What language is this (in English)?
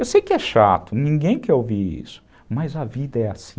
Portuguese